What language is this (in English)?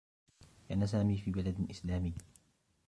Arabic